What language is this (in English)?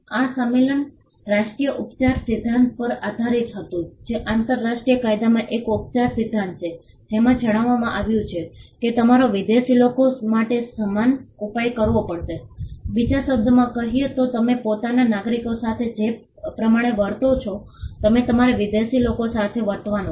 Gujarati